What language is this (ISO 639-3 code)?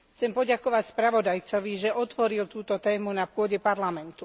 slk